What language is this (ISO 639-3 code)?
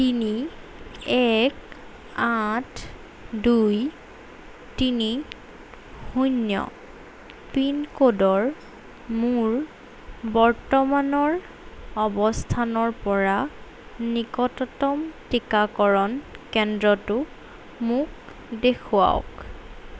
asm